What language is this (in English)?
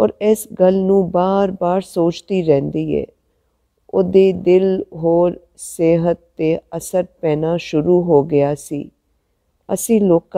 Hindi